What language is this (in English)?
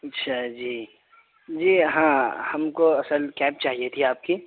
Urdu